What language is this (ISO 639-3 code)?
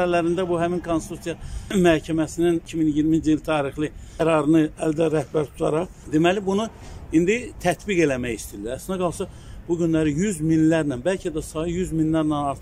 tur